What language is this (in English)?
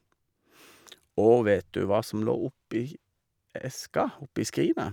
Norwegian